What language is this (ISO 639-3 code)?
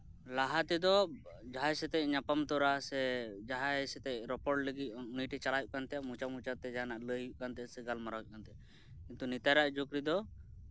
sat